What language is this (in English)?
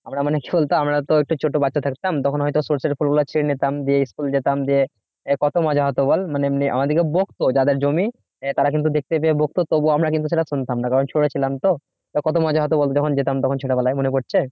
Bangla